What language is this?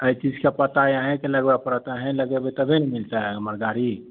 Maithili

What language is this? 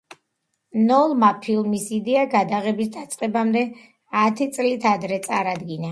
Georgian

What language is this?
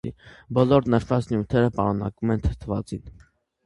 Armenian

